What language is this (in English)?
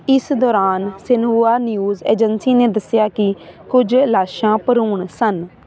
Punjabi